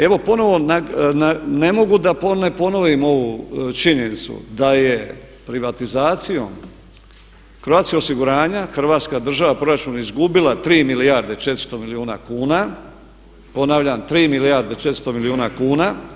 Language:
Croatian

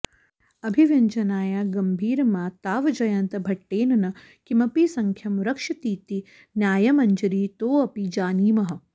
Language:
Sanskrit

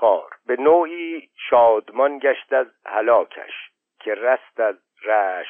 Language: Persian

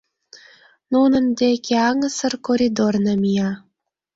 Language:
Mari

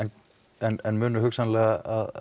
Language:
Icelandic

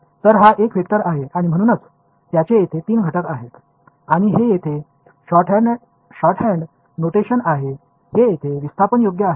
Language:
Marathi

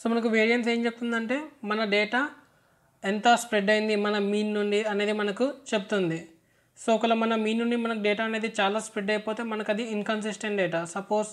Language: Telugu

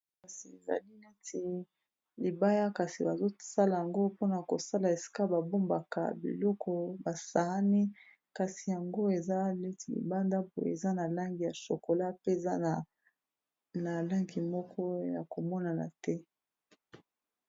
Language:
Lingala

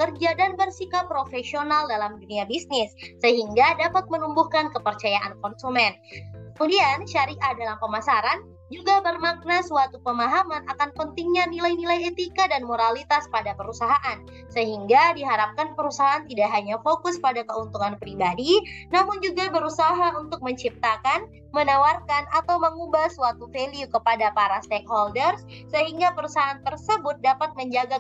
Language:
Indonesian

